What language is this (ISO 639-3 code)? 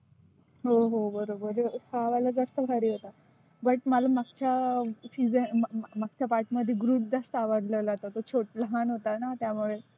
mar